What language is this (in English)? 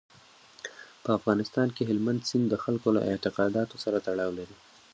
Pashto